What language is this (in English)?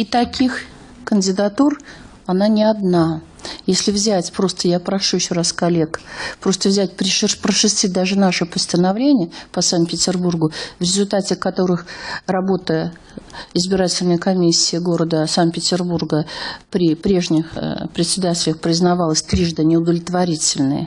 Russian